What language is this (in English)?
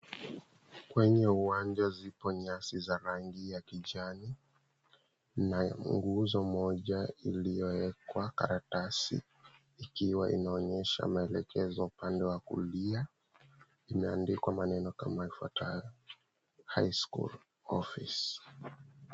Swahili